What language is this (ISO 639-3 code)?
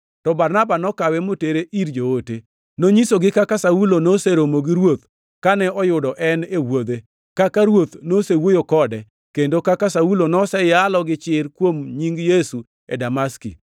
luo